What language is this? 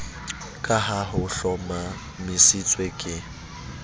Southern Sotho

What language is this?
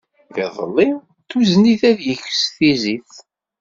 Kabyle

